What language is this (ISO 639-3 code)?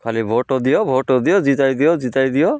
ori